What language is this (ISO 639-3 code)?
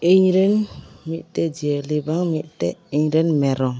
sat